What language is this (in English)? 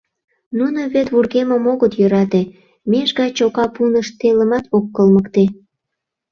Mari